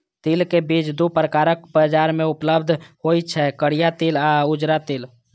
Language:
Maithili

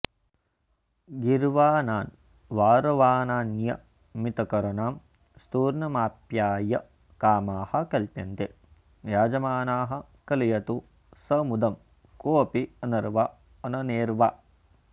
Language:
Sanskrit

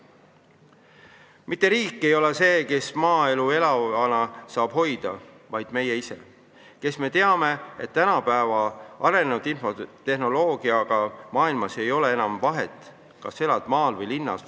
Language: Estonian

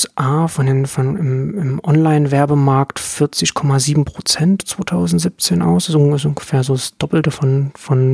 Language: German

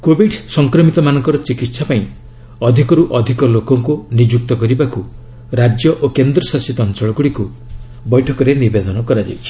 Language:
Odia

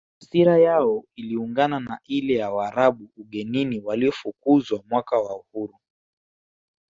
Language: Swahili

